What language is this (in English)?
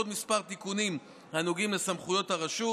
Hebrew